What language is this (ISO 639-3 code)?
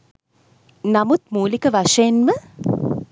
sin